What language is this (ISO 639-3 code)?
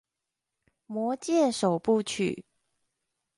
zho